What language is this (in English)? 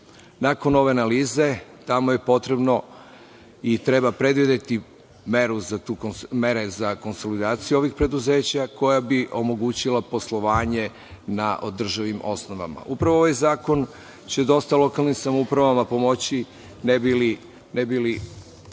Serbian